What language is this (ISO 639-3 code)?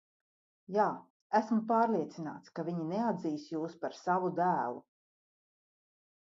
lav